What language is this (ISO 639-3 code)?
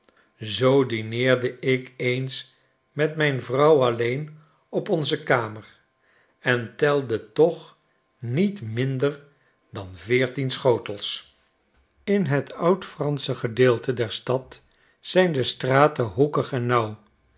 nld